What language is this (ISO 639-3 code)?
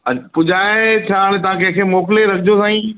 snd